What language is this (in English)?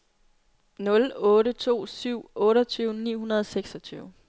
Danish